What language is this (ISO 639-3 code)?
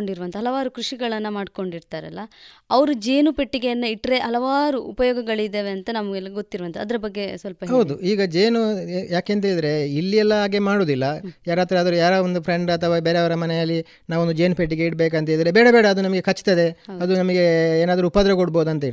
kan